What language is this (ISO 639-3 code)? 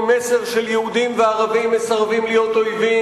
heb